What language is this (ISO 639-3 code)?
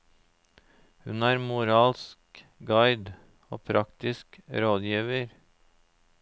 nor